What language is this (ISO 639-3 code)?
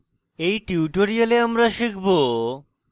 ben